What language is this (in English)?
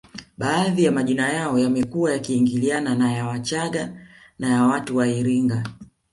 Swahili